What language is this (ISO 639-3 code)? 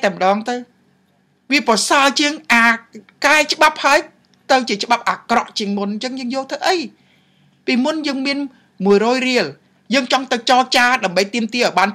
vie